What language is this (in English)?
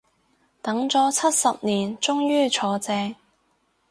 Cantonese